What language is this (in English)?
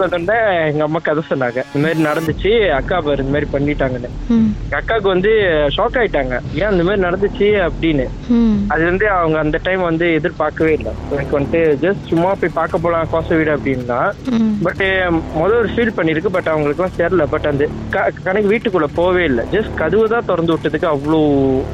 Tamil